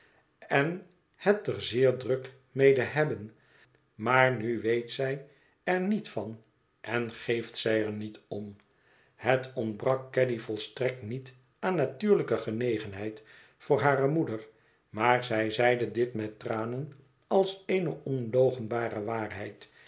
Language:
Dutch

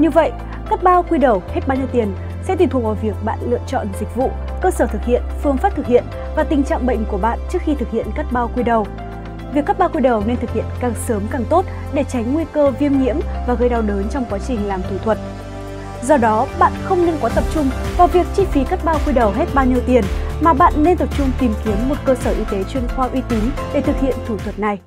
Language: Vietnamese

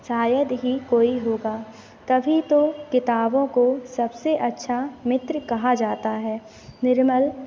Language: Hindi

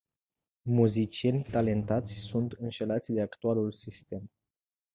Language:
Romanian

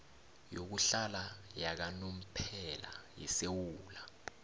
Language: South Ndebele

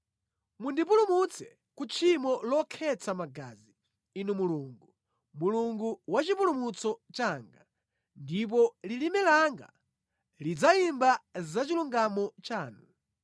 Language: Nyanja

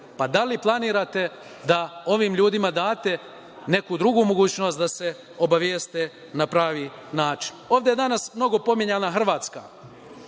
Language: Serbian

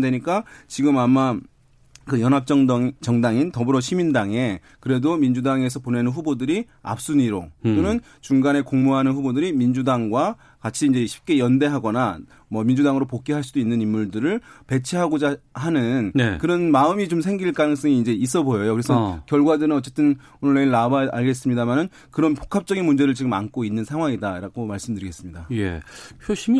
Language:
Korean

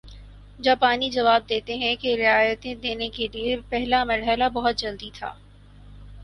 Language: Urdu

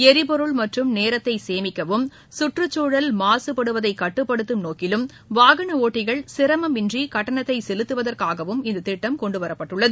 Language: Tamil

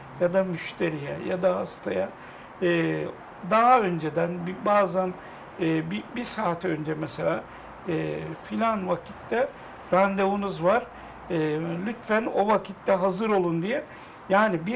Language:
Turkish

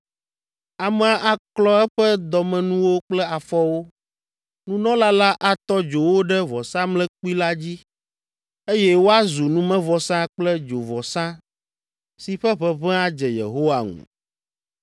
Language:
Ewe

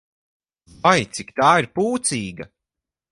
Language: Latvian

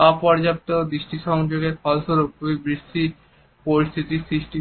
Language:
Bangla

